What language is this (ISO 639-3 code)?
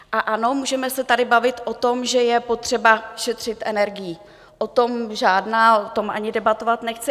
ces